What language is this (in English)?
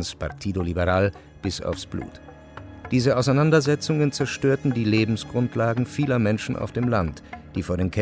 German